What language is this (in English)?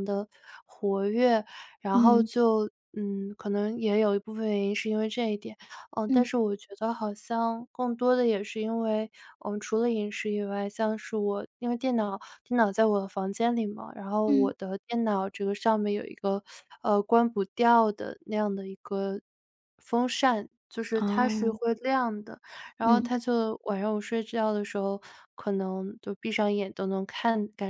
Chinese